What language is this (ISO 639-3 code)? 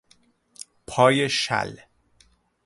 fas